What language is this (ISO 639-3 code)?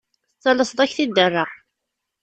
kab